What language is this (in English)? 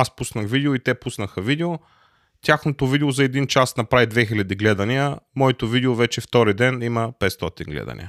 Bulgarian